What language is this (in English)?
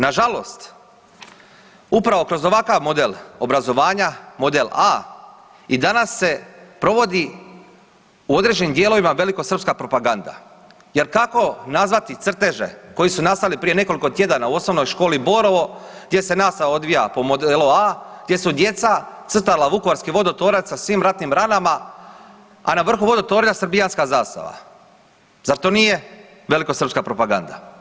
Croatian